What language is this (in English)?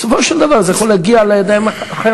Hebrew